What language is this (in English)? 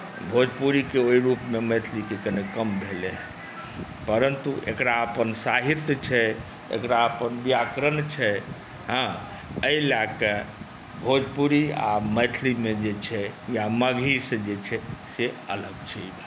Maithili